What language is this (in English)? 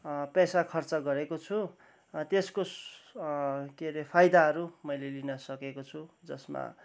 Nepali